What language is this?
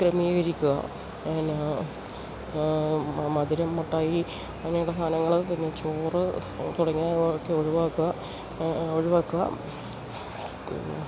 Malayalam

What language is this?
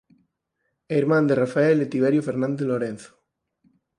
Galician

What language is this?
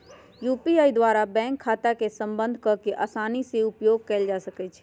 Magahi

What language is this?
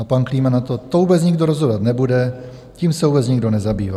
Czech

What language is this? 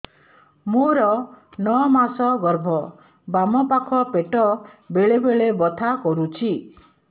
Odia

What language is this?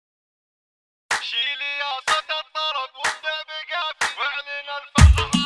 Arabic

